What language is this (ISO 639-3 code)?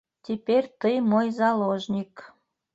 bak